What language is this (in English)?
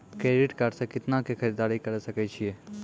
Maithili